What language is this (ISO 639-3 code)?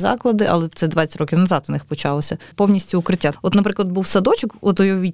ukr